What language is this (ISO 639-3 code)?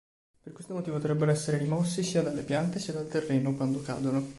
ita